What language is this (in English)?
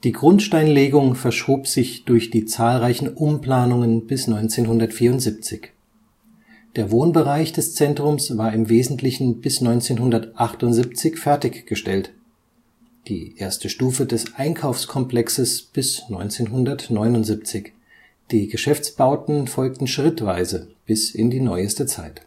German